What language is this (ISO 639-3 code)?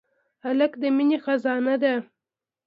pus